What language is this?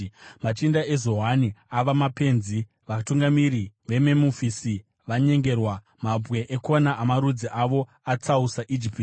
Shona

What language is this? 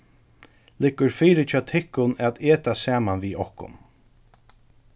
Faroese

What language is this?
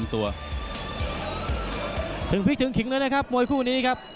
Thai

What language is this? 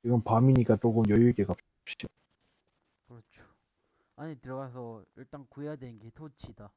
Korean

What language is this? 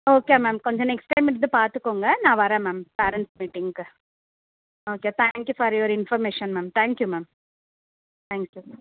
Tamil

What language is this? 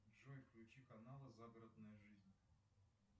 Russian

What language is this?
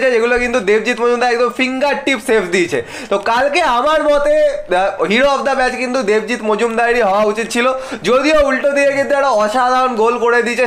Thai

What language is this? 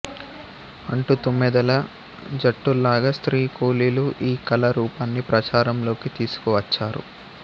Telugu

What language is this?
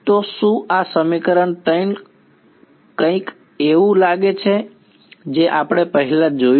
Gujarati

